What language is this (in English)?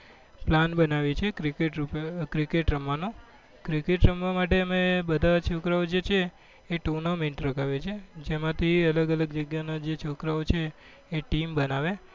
Gujarati